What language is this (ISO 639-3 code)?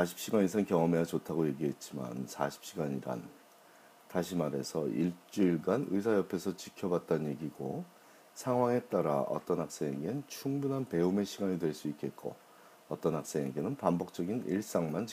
kor